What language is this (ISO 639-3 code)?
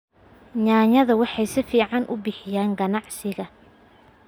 som